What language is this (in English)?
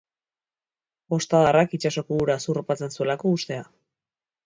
Basque